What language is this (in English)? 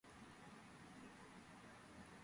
Georgian